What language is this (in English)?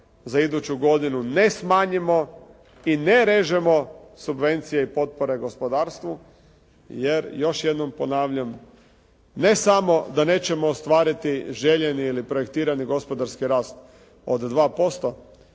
Croatian